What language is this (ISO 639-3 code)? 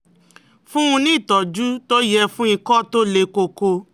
yor